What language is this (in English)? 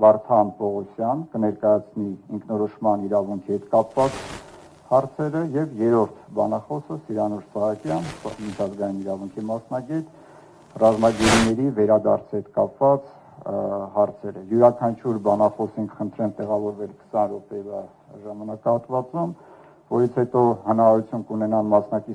Turkish